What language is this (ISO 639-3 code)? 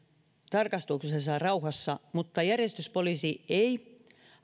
fin